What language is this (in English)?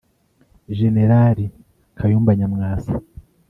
Kinyarwanda